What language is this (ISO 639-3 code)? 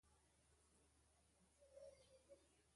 bri